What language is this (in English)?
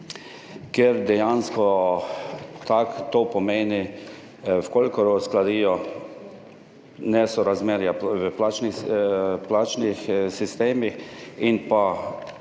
Slovenian